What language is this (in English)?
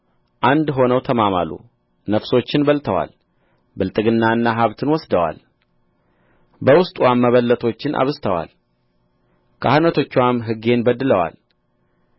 Amharic